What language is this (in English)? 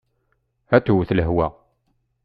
Kabyle